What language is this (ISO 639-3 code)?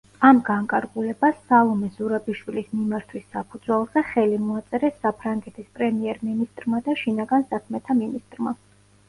kat